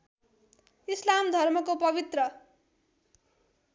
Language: Nepali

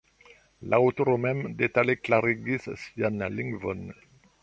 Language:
Esperanto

